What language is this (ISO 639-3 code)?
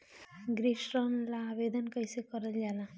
bho